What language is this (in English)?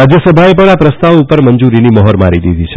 Gujarati